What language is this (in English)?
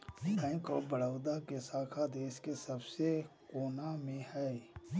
Magahi